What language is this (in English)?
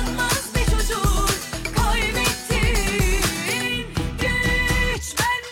Turkish